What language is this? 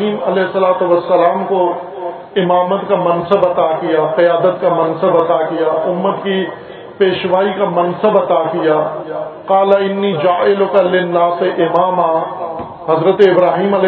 Urdu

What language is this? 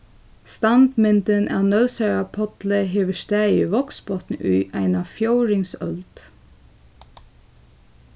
Faroese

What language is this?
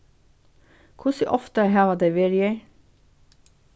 Faroese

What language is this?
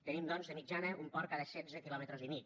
Catalan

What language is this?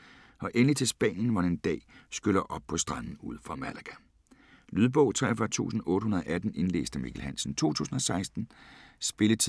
Danish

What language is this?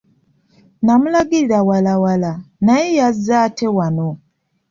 Ganda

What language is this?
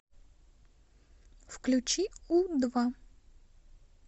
Russian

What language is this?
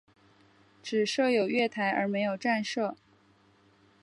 Chinese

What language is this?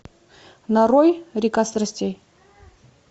Russian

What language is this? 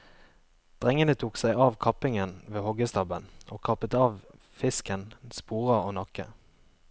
Norwegian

